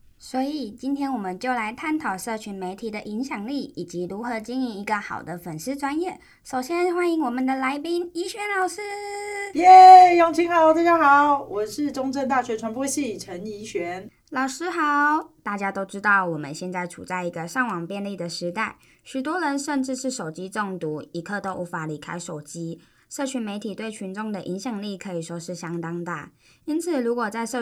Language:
Chinese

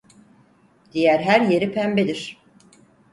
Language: Turkish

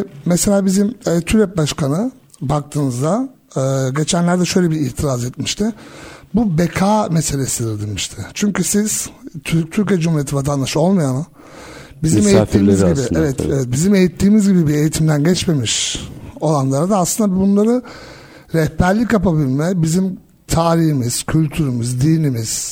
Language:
Turkish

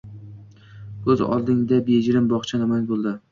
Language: Uzbek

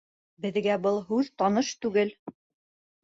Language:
Bashkir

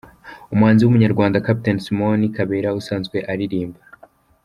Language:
Kinyarwanda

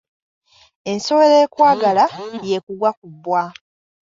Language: Ganda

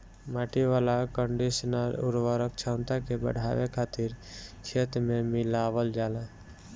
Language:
Bhojpuri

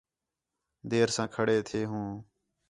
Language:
Khetrani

